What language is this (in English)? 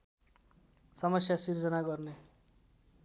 Nepali